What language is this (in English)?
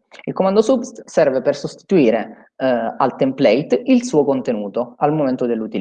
Italian